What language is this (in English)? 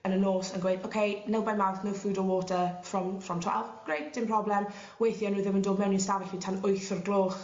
Welsh